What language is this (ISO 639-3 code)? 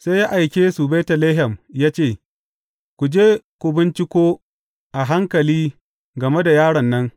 hau